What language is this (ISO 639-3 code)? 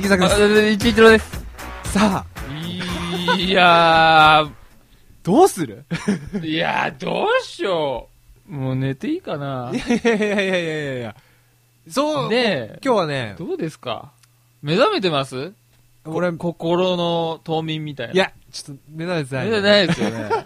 jpn